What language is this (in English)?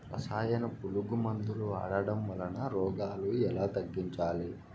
Telugu